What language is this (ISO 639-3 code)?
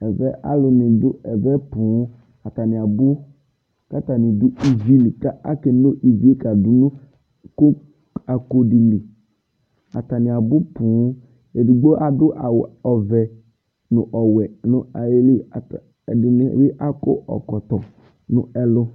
kpo